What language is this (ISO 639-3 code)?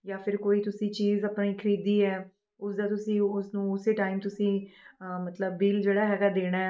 pan